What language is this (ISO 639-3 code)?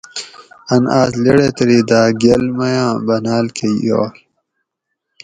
gwc